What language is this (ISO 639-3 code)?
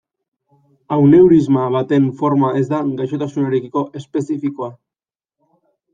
eus